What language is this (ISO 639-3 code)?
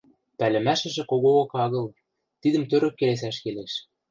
mrj